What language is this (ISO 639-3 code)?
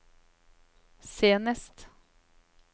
nor